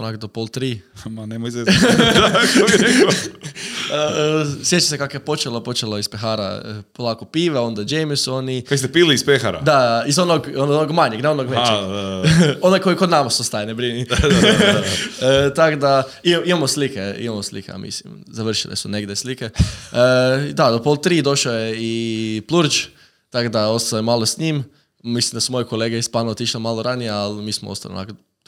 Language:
Croatian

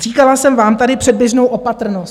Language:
Czech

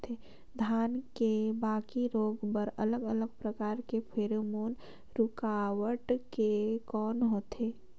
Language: Chhattisgarhi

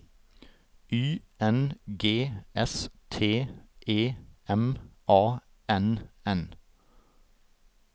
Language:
Norwegian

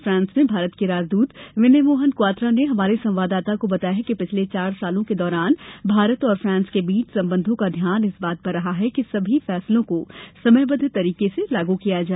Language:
Hindi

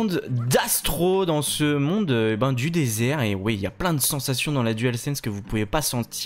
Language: French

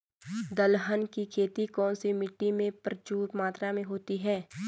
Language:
Hindi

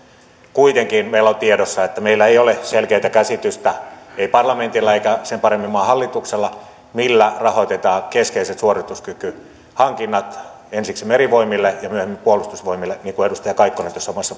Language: Finnish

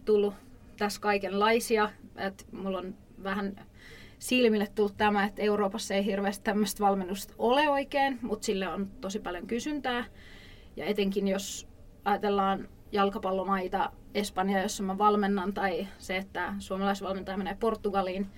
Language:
Finnish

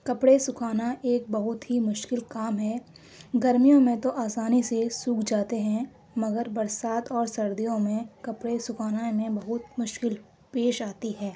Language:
Urdu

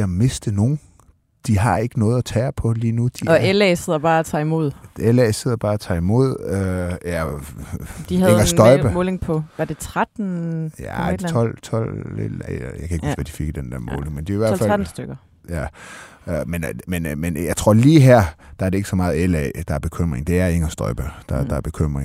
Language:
Danish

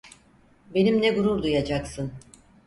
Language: Turkish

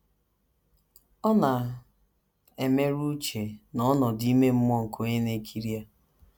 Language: Igbo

